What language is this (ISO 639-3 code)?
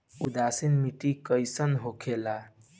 bho